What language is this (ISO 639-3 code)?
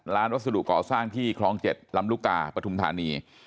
tha